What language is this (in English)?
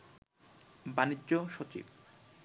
Bangla